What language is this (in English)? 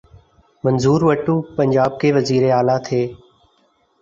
Urdu